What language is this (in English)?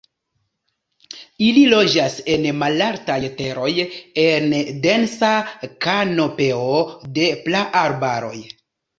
Esperanto